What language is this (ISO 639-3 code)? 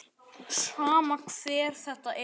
isl